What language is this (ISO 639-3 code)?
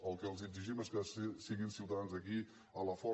cat